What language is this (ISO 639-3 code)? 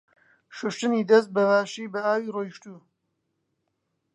ckb